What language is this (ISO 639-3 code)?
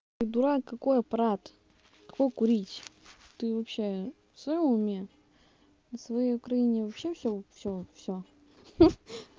rus